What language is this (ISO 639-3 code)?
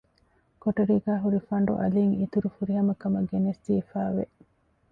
div